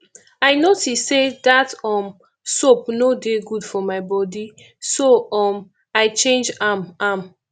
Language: Nigerian Pidgin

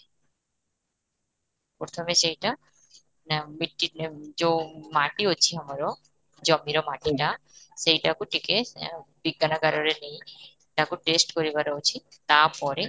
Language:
Odia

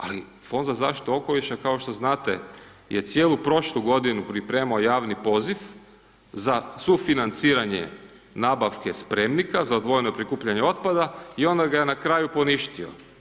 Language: Croatian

